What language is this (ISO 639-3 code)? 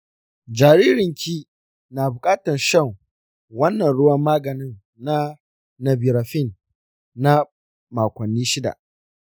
hau